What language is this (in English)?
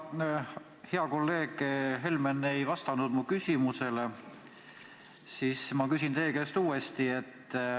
Estonian